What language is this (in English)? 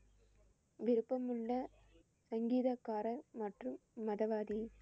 Tamil